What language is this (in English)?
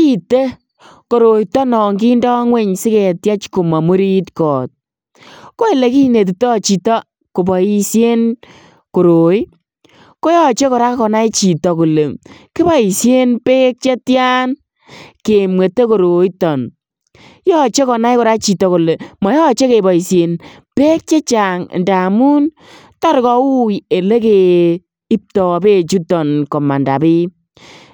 Kalenjin